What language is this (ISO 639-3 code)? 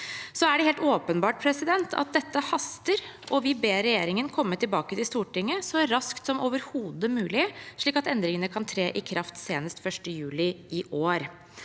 nor